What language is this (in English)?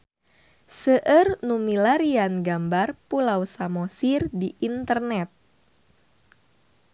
Sundanese